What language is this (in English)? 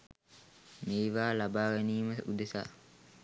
Sinhala